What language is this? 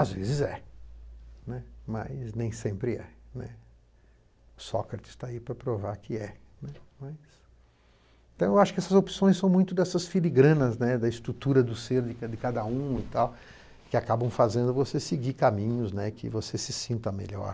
Portuguese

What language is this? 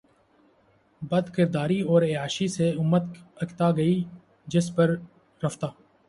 Urdu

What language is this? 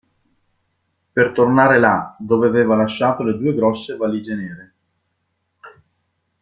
Italian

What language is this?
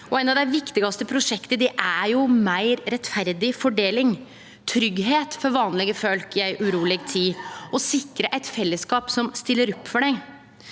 Norwegian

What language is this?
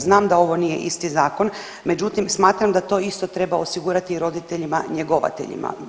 Croatian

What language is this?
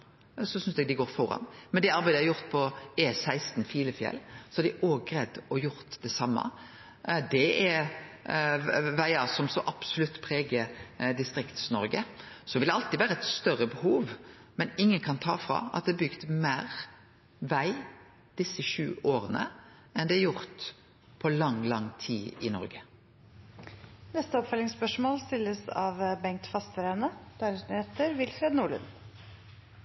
Norwegian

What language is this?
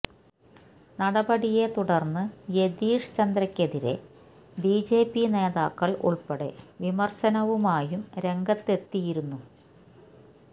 Malayalam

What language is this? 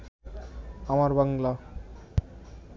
Bangla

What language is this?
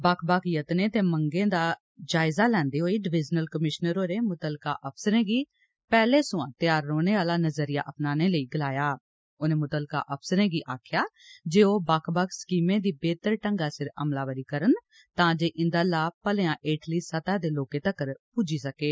Dogri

